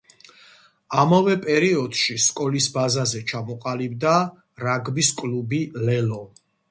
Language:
Georgian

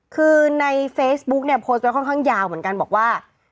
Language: Thai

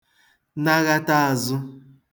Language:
Igbo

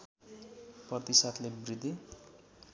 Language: Nepali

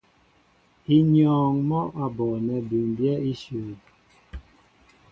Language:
Mbo (Cameroon)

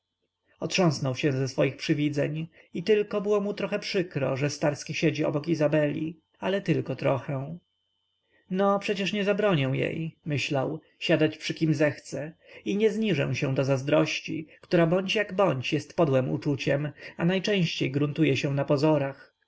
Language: Polish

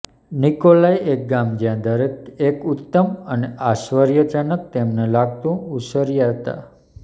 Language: Gujarati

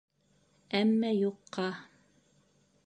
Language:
Bashkir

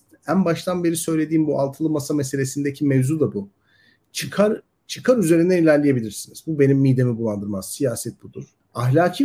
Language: Turkish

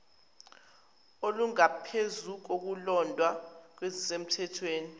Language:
Zulu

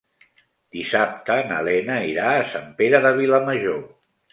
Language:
Catalan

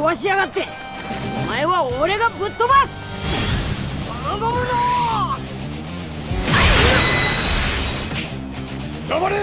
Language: Japanese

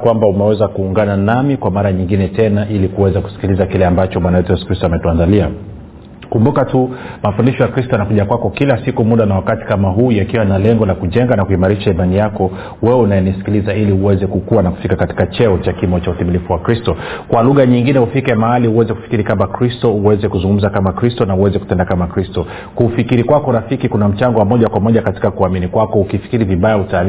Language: Swahili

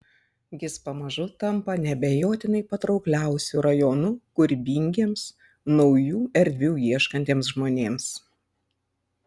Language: Lithuanian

